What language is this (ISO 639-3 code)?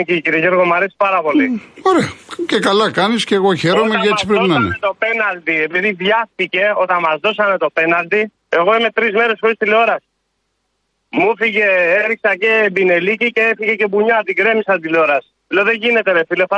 ell